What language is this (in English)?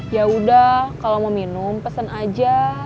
Indonesian